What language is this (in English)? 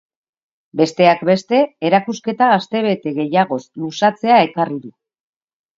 Basque